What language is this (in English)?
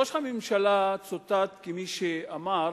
Hebrew